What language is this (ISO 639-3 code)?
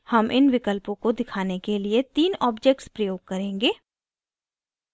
hin